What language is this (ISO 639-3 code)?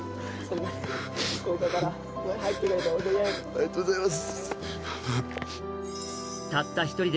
jpn